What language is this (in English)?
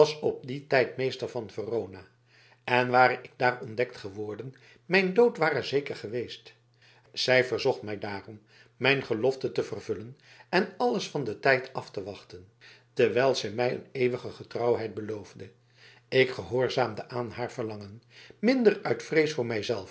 Dutch